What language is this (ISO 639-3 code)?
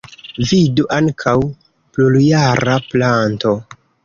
epo